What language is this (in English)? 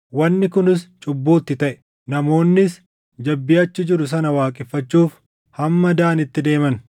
Oromo